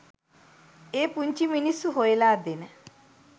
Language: Sinhala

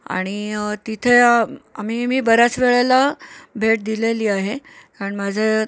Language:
Marathi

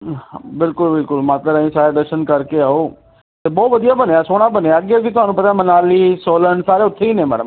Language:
Punjabi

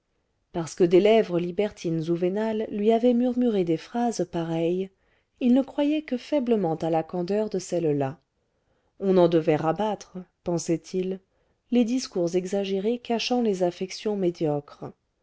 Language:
French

